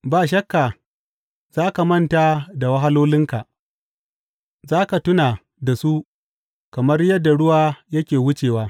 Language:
Hausa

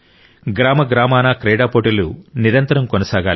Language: Telugu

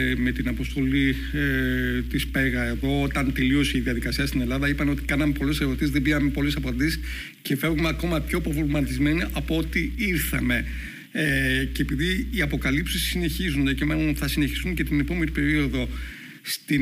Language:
Greek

